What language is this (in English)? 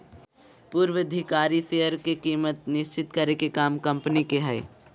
Magahi